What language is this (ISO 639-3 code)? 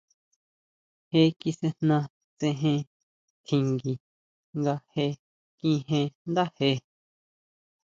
mau